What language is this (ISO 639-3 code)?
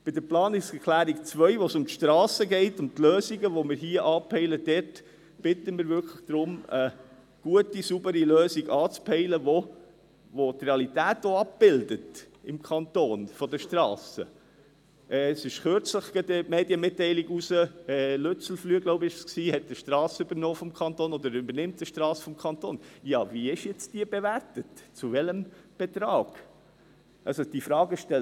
gsw